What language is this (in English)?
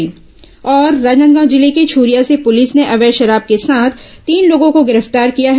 Hindi